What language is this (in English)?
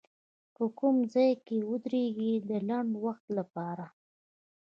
Pashto